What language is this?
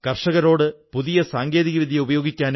Malayalam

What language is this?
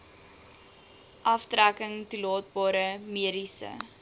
Afrikaans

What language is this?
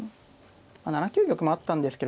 Japanese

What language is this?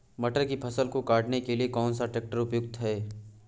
Hindi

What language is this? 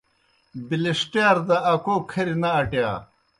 Kohistani Shina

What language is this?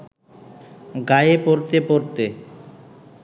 Bangla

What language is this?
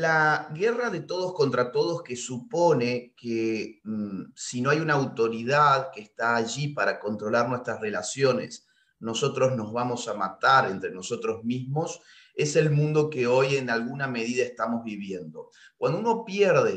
Spanish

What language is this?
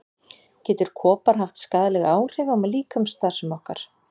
Icelandic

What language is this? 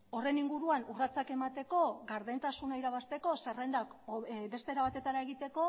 Basque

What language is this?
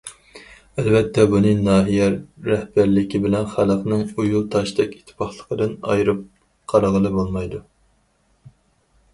Uyghur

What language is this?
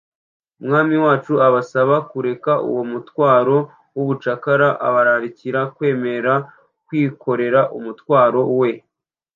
Kinyarwanda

